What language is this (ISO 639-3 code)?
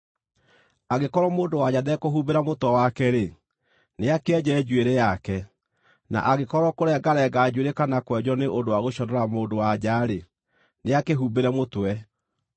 kik